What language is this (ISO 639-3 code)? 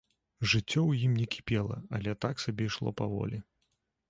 bel